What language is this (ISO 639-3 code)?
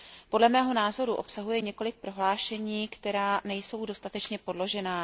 ces